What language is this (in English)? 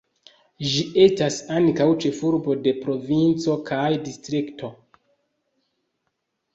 Esperanto